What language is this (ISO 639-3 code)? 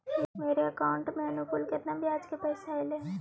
mag